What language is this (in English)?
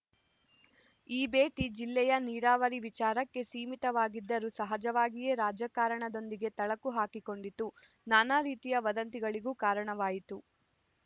Kannada